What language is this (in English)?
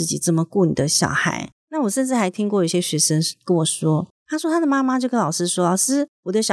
Chinese